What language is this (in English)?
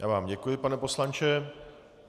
Czech